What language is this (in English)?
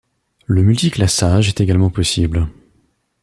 French